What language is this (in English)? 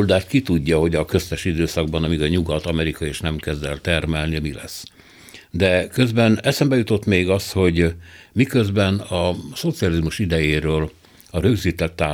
Hungarian